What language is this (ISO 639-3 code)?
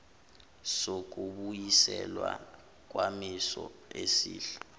zul